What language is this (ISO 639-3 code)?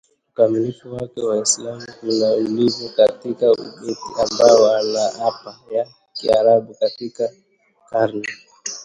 swa